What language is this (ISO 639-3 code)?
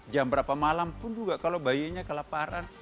ind